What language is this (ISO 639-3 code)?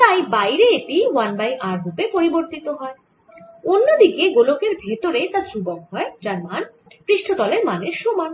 ben